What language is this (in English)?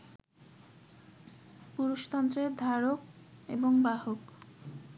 Bangla